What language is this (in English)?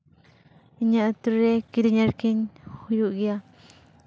Santali